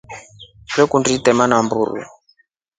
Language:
Rombo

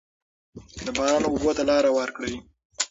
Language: Pashto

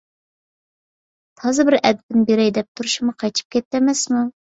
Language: Uyghur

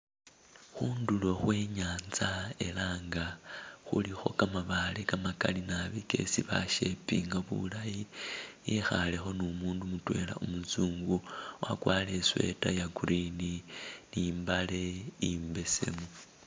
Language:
Masaaba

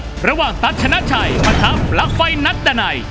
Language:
Thai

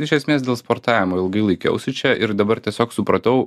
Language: Lithuanian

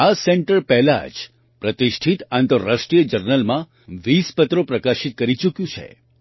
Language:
Gujarati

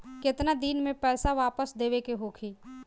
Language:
Bhojpuri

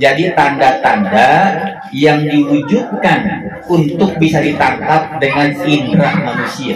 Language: Indonesian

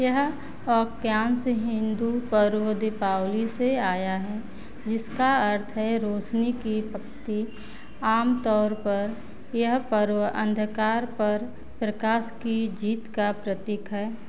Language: Hindi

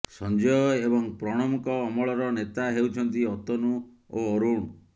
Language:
Odia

